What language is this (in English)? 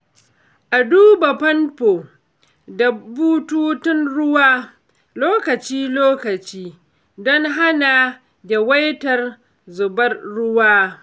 Hausa